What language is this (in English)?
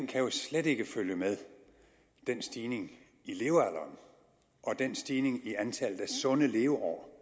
Danish